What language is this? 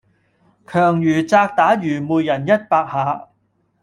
Cantonese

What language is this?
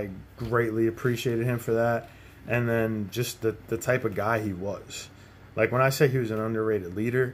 English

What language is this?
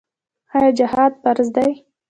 Pashto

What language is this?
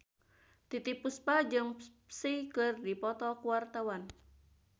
Sundanese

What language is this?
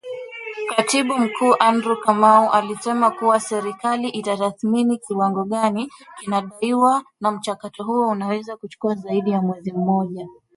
Swahili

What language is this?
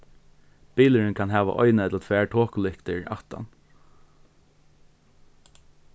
Faroese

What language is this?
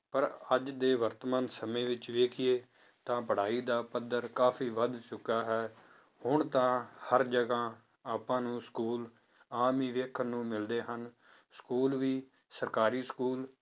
Punjabi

